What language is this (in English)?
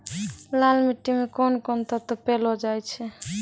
Maithili